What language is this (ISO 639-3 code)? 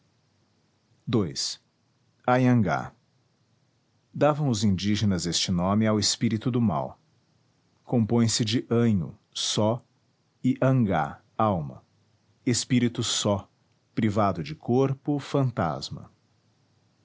por